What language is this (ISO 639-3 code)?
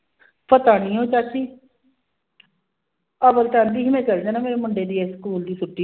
pan